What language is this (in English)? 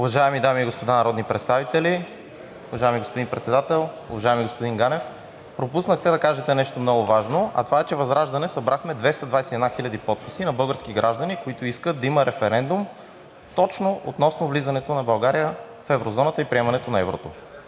Bulgarian